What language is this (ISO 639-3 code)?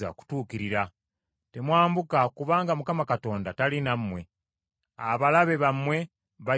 lug